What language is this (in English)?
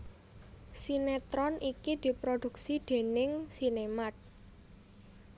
Javanese